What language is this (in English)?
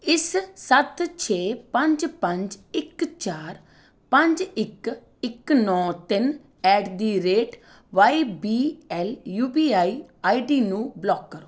Punjabi